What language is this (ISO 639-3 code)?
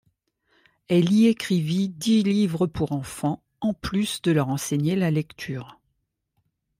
fra